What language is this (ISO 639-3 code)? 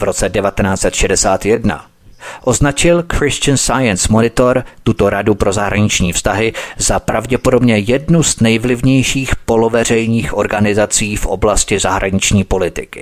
ces